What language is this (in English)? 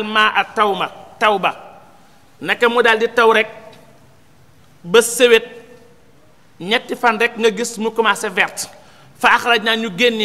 Arabic